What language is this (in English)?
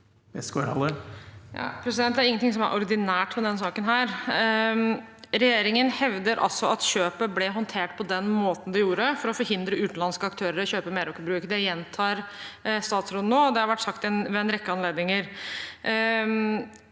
Norwegian